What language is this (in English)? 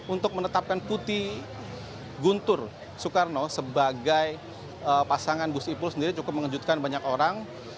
Indonesian